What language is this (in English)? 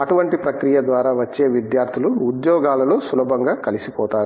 Telugu